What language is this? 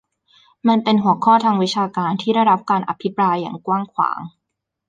Thai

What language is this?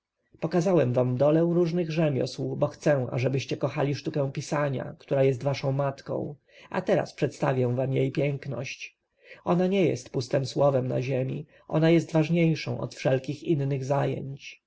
Polish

